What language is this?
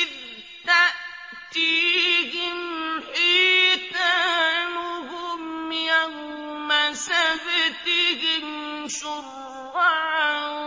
Arabic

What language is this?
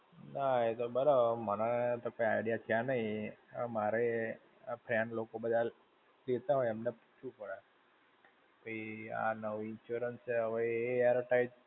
Gujarati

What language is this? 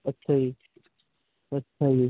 Punjabi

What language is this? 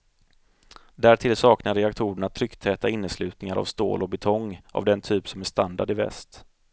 Swedish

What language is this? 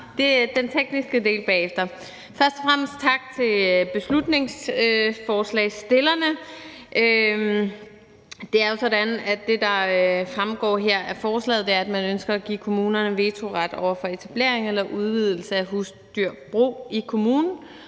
Danish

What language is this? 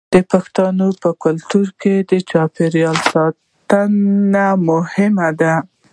Pashto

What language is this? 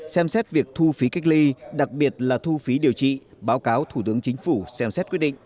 Vietnamese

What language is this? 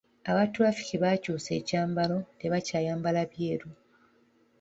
Ganda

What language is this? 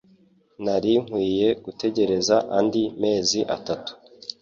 Kinyarwanda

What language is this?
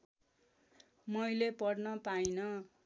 Nepali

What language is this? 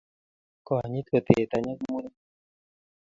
Kalenjin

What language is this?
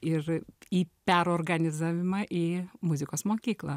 Lithuanian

